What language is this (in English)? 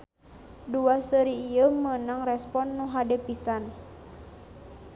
Sundanese